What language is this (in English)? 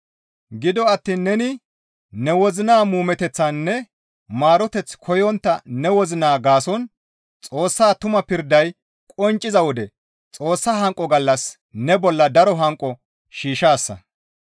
Gamo